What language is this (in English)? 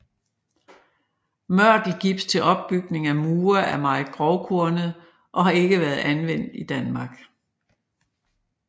Danish